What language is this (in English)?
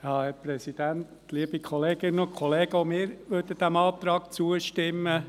Swiss German